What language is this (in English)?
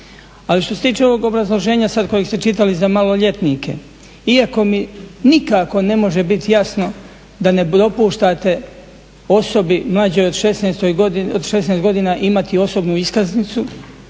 Croatian